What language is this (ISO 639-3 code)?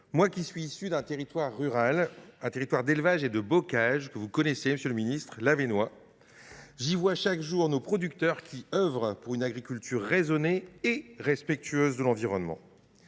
fra